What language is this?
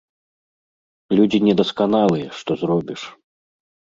Belarusian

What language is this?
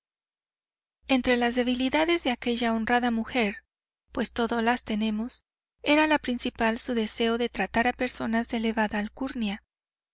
Spanish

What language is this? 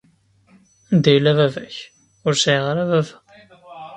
Kabyle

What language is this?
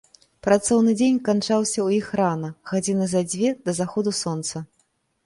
Belarusian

